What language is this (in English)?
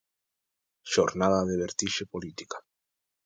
Galician